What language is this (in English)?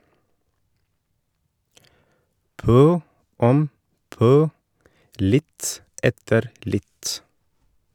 Norwegian